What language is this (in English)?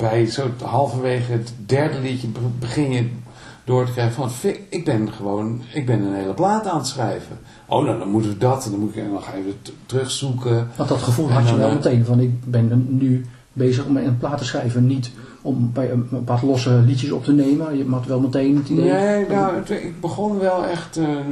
Dutch